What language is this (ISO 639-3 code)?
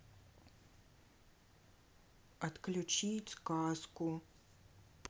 rus